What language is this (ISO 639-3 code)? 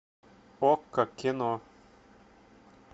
rus